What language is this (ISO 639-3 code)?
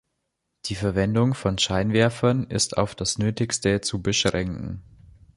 deu